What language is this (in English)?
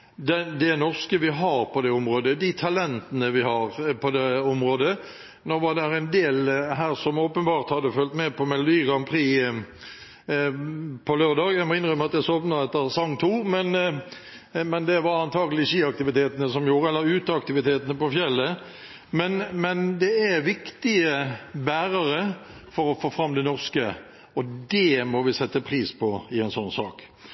Norwegian Bokmål